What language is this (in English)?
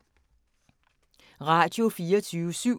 Danish